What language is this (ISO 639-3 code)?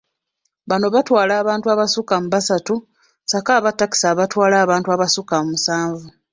lug